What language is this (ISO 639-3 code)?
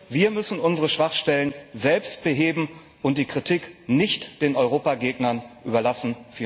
deu